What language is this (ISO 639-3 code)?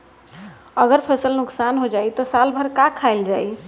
bho